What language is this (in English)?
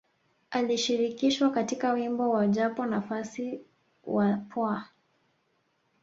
Swahili